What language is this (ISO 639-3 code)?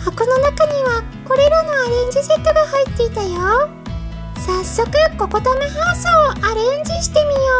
jpn